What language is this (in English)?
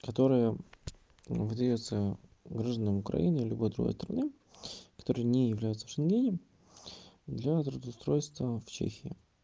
Russian